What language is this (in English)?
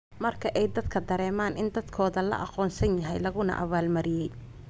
Somali